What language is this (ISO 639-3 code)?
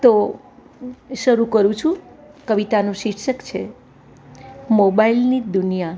guj